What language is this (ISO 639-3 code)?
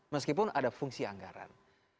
ind